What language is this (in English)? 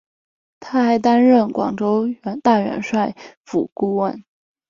Chinese